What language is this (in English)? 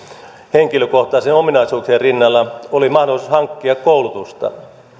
Finnish